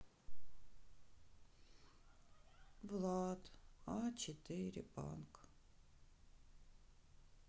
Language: Russian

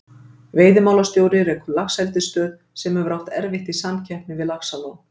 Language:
Icelandic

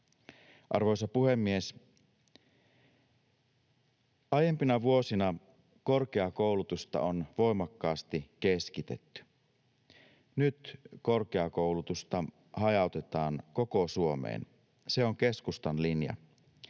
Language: Finnish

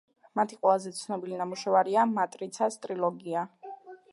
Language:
Georgian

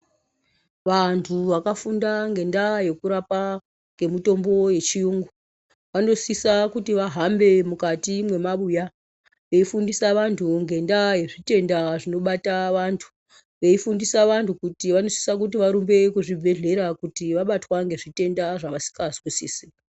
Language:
Ndau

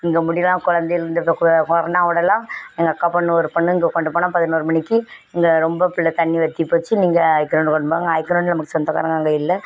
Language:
Tamil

